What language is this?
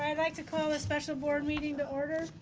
English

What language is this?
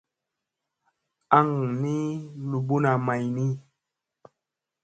Musey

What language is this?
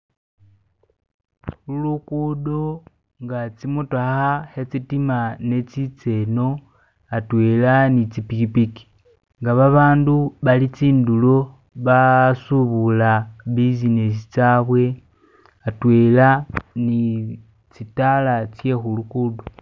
Masaaba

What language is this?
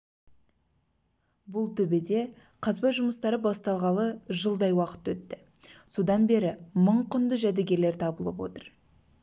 Kazakh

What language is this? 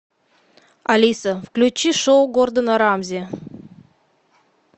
Russian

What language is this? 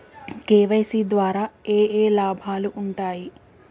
Telugu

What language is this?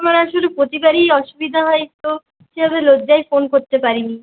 Bangla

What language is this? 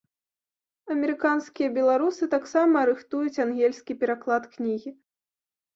Belarusian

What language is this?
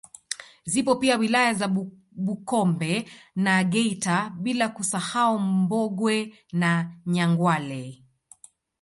Swahili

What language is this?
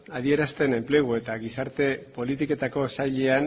Basque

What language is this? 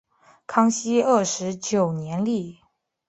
Chinese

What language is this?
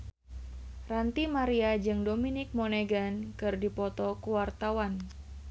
Sundanese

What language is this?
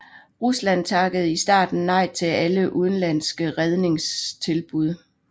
Danish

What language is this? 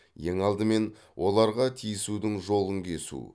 Kazakh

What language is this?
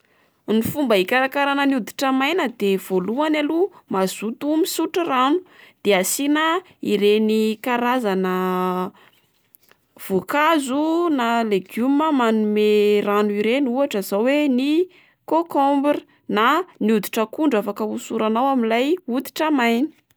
Malagasy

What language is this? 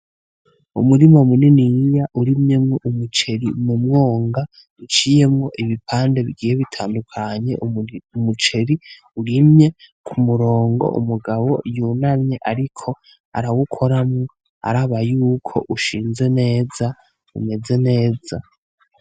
Rundi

